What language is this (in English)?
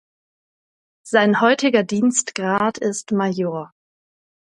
German